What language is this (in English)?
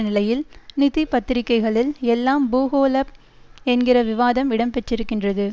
Tamil